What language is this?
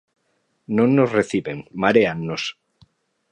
Galician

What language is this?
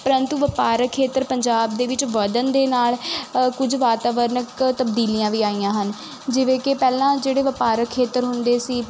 Punjabi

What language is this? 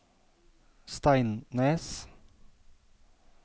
Norwegian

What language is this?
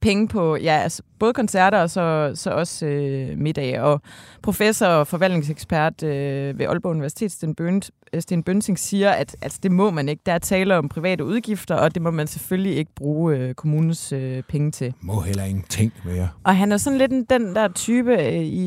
Danish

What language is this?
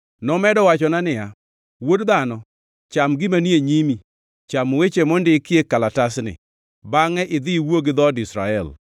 Luo (Kenya and Tanzania)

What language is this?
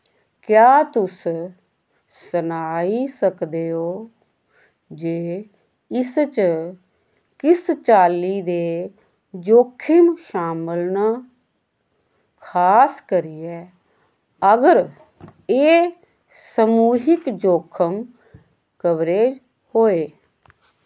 Dogri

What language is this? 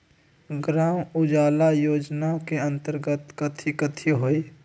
Magahi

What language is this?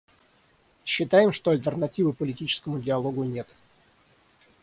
Russian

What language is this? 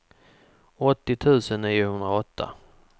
Swedish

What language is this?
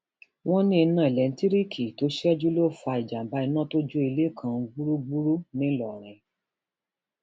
Yoruba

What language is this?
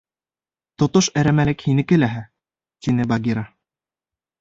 Bashkir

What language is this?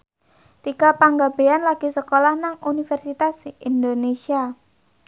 Javanese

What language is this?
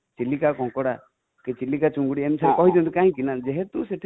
Odia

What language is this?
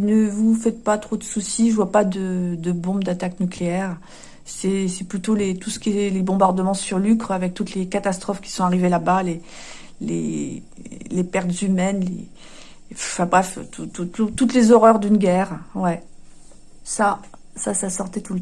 French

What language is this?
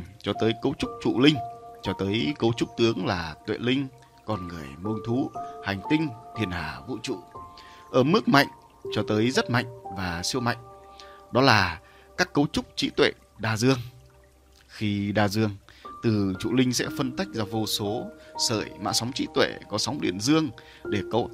Vietnamese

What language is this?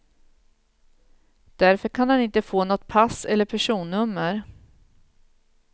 Swedish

